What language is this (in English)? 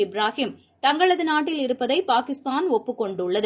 Tamil